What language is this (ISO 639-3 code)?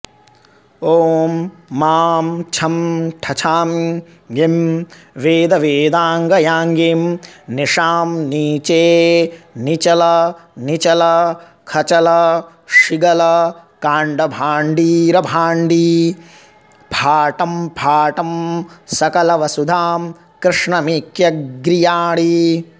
san